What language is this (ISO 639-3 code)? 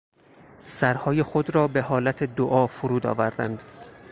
fas